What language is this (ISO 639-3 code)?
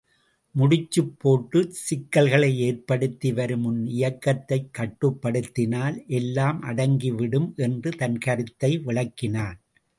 tam